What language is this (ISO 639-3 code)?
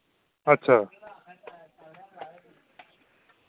doi